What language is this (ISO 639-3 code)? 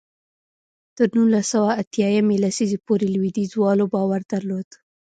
pus